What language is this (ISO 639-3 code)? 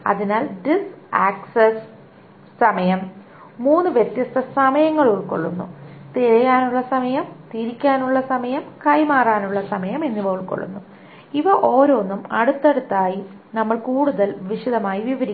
mal